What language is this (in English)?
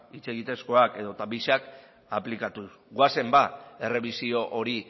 Basque